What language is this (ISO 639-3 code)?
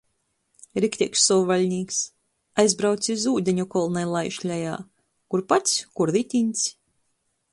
ltg